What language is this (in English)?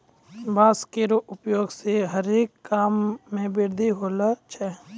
Maithili